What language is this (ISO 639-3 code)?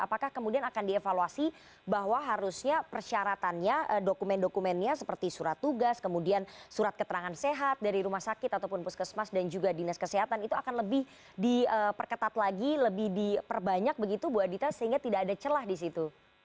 ind